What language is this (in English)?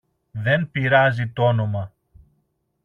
Greek